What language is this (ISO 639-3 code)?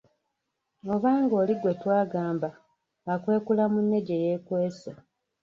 lug